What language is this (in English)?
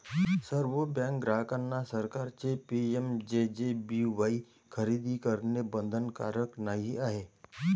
Marathi